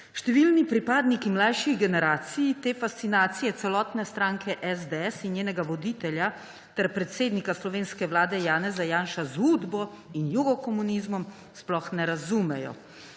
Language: Slovenian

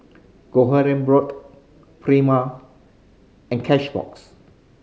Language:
English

